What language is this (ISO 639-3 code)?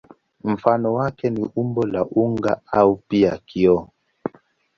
swa